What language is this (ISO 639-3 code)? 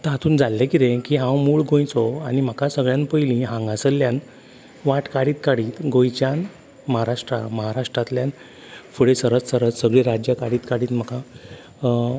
kok